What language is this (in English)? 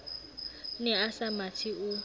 Southern Sotho